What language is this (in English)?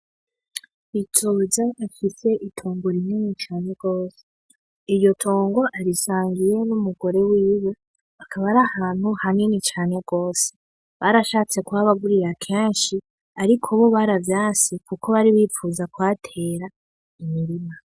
Rundi